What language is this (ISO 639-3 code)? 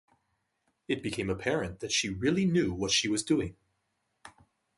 eng